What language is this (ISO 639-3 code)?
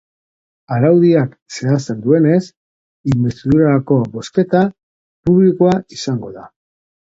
eus